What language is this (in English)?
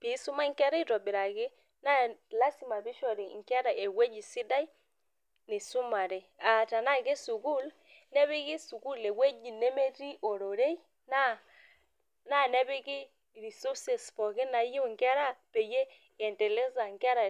Masai